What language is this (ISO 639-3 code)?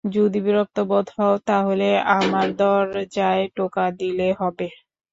ben